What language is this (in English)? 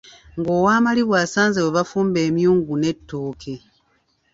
Ganda